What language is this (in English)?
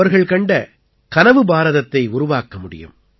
Tamil